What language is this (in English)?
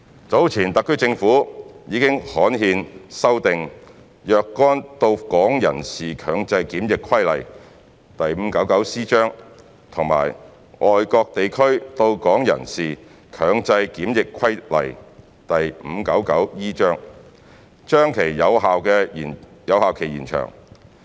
Cantonese